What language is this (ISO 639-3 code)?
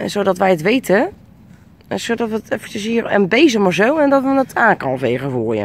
nld